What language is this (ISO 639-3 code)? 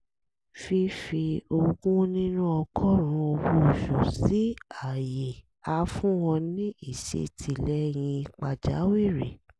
yor